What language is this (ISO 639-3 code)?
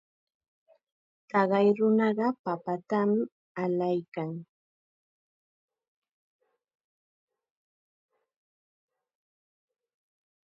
qxa